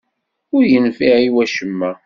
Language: Kabyle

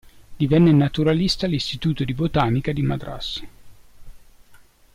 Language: Italian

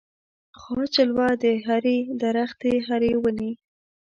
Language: Pashto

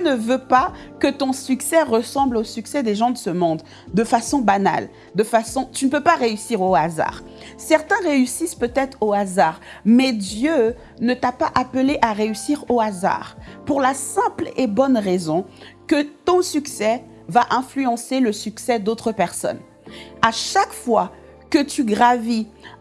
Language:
French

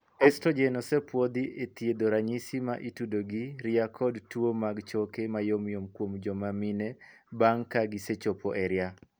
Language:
Luo (Kenya and Tanzania)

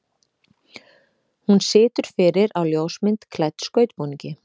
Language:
Icelandic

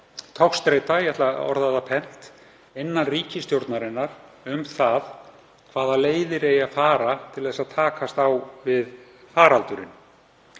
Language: Icelandic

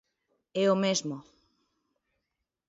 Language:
Galician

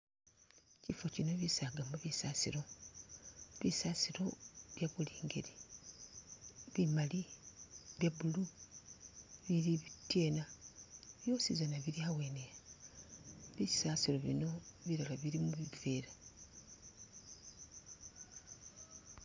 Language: Masaaba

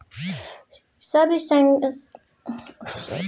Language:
Maithili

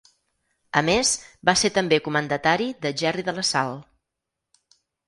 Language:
Catalan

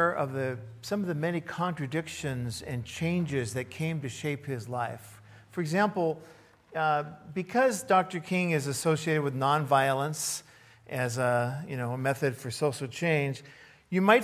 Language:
English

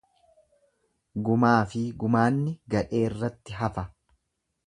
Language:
Oromo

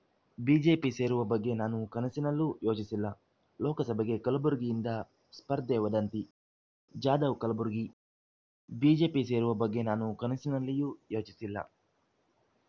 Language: Kannada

